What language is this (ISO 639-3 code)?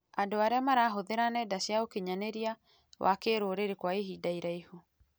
kik